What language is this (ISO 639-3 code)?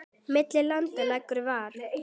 isl